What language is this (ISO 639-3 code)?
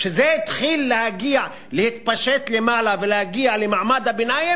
heb